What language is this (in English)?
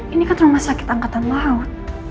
Indonesian